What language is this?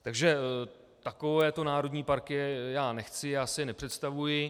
Czech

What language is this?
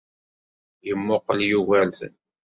Kabyle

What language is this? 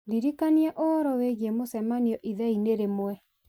Kikuyu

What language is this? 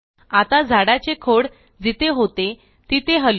Marathi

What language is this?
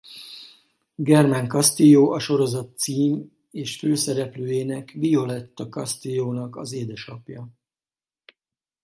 Hungarian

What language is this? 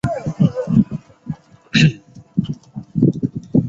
Chinese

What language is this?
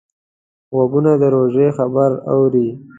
Pashto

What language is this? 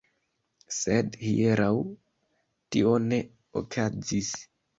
Esperanto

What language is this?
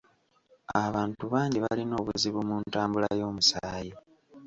Ganda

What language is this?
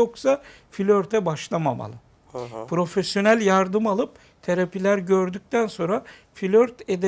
Turkish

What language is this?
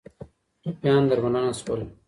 Pashto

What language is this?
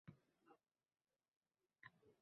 Uzbek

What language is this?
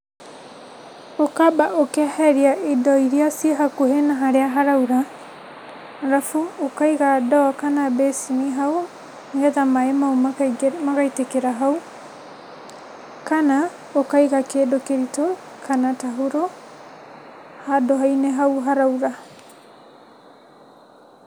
Kikuyu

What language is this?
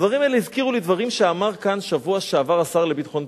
Hebrew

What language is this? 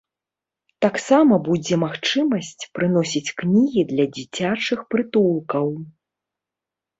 Belarusian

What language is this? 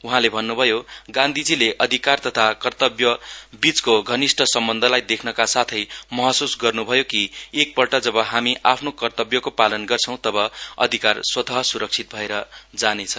Nepali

